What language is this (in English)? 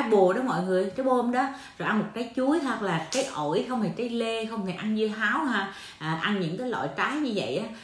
Vietnamese